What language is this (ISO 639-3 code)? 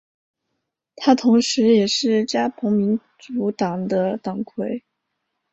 zho